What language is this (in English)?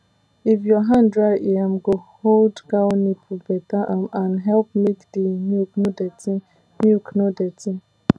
Nigerian Pidgin